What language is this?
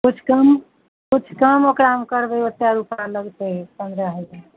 Maithili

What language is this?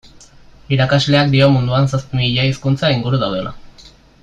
Basque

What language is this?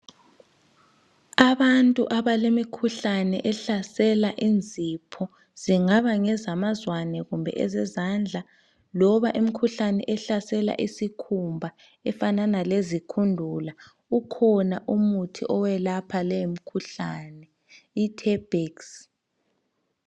North Ndebele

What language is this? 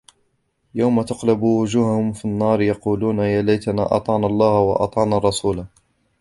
Arabic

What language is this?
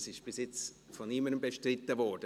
Swiss German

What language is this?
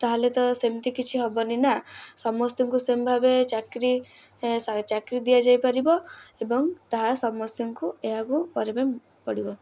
Odia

